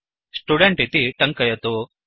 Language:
Sanskrit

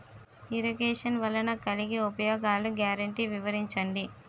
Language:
Telugu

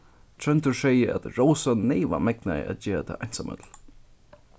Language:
Faroese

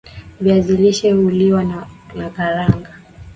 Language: Swahili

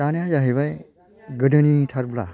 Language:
Bodo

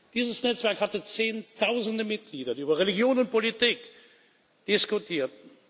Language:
German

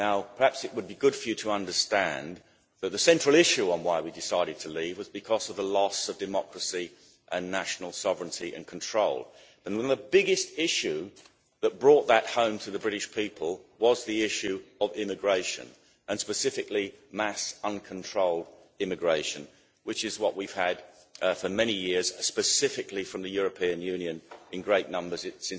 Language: English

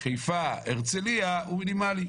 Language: Hebrew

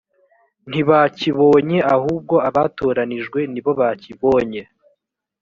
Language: Kinyarwanda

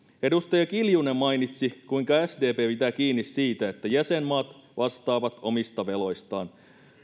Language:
Finnish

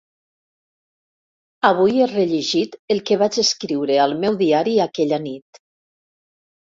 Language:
Catalan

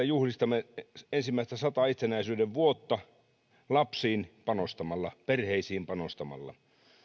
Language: Finnish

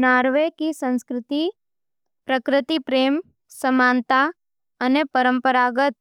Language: Nimadi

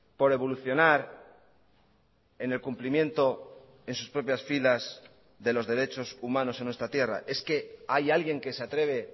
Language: Spanish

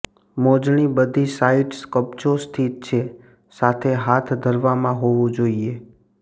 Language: Gujarati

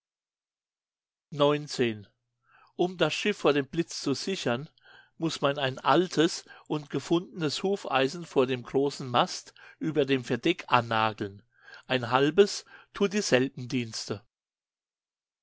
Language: German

